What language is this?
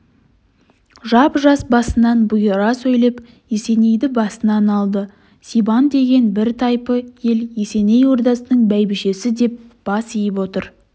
Kazakh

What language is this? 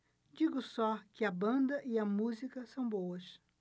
Portuguese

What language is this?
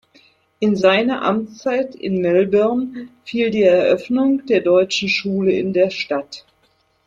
German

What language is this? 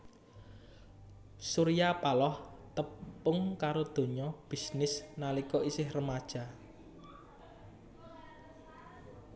Javanese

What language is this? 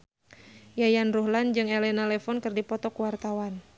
Sundanese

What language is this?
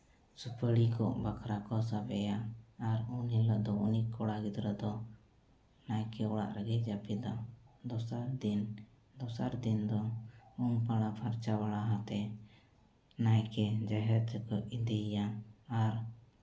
Santali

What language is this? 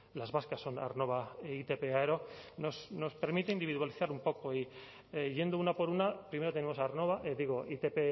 Spanish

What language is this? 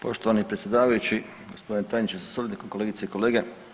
Croatian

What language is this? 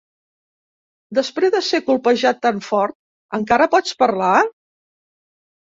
Catalan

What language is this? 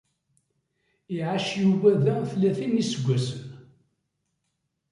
Kabyle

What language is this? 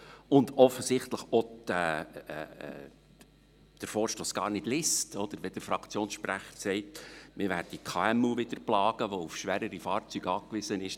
Swiss German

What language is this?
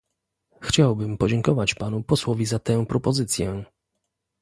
Polish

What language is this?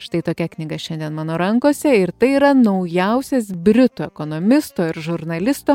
Lithuanian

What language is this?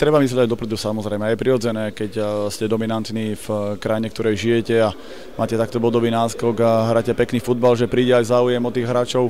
Slovak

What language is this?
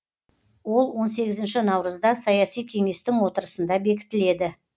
Kazakh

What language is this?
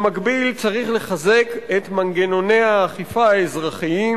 Hebrew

